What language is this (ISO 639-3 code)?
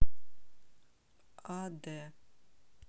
rus